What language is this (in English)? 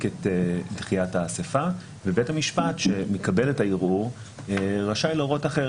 Hebrew